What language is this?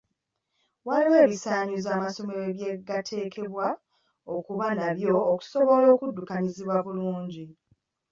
Ganda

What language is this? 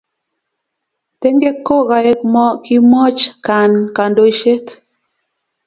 Kalenjin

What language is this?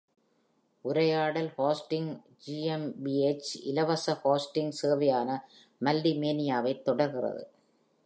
Tamil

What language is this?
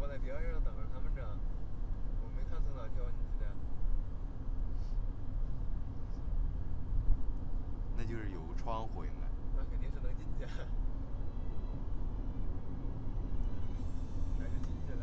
Chinese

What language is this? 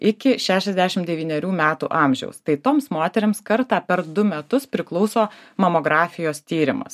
Lithuanian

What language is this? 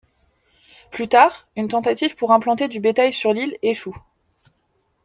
French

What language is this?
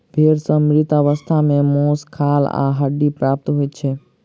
Maithili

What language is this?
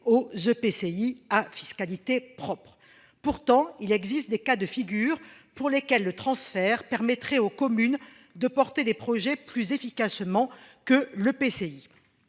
French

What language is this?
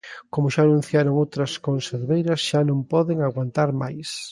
Galician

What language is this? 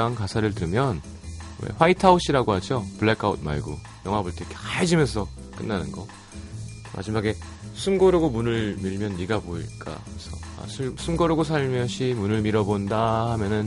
Korean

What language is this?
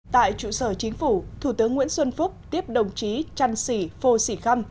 Vietnamese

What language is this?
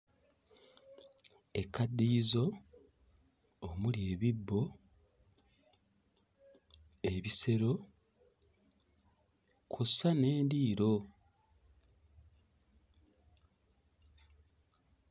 Ganda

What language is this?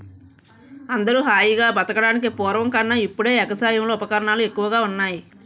Telugu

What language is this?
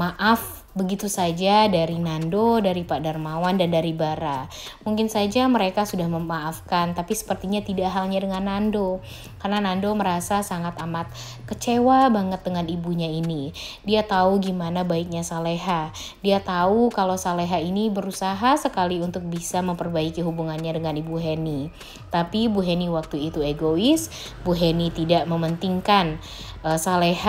Indonesian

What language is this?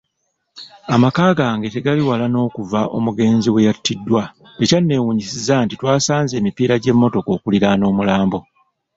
Ganda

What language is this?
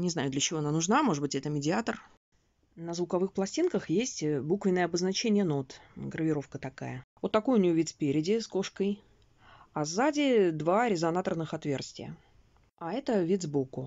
Russian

